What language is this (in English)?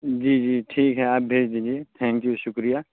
Urdu